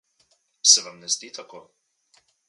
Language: Slovenian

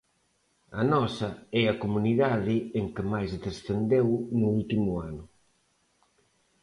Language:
Galician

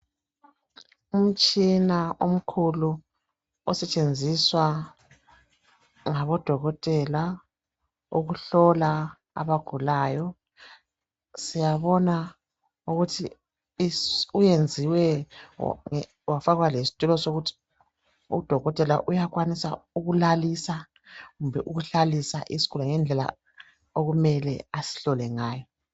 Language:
North Ndebele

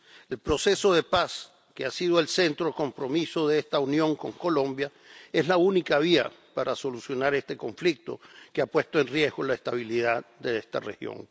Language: Spanish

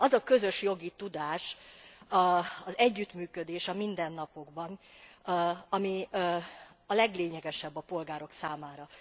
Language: Hungarian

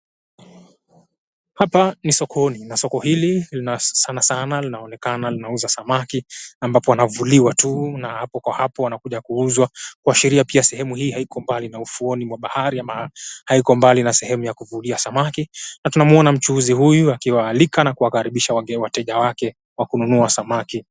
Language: Swahili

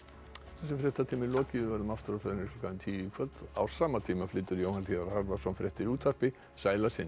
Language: Icelandic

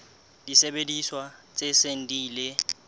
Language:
Southern Sotho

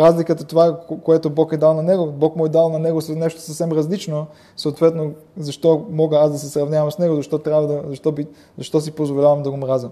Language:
Bulgarian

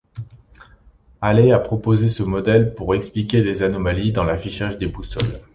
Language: French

